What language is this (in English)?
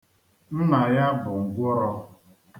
Igbo